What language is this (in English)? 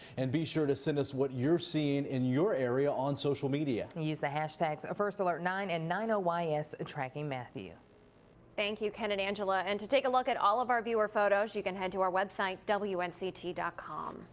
English